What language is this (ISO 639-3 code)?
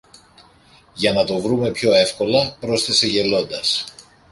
ell